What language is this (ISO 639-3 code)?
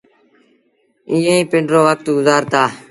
sbn